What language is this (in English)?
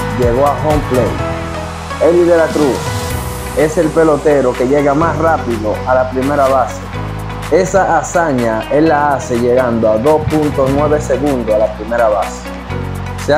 Spanish